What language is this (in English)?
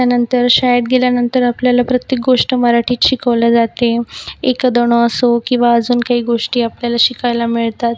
Marathi